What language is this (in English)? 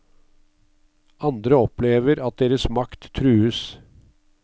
Norwegian